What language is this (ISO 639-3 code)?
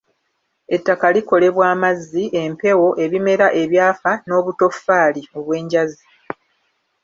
lug